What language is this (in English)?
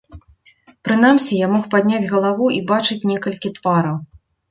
Belarusian